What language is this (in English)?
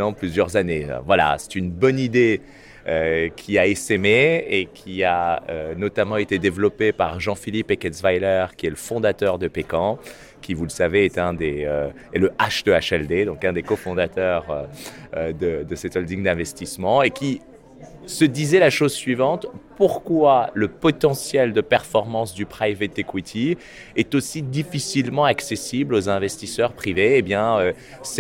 French